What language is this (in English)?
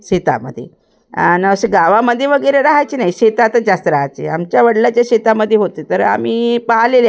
Marathi